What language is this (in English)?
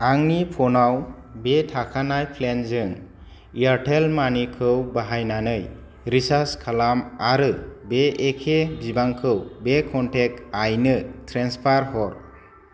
Bodo